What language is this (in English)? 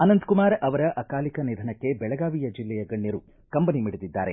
Kannada